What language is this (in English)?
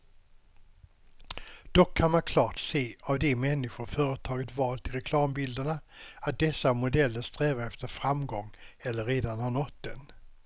Swedish